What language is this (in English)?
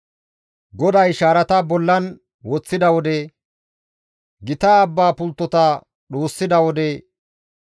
Gamo